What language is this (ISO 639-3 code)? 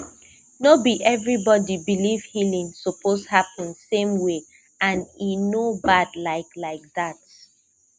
pcm